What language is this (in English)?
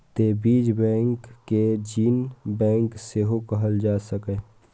Maithili